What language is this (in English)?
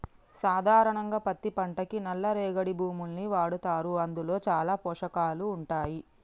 Telugu